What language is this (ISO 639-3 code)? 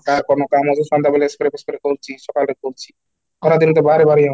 ori